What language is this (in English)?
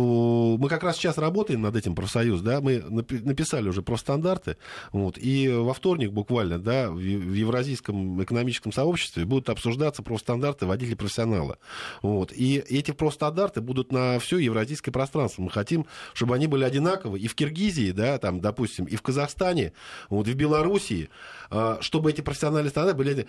Russian